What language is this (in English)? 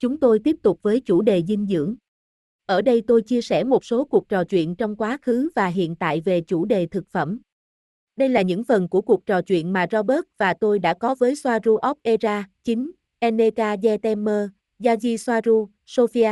Vietnamese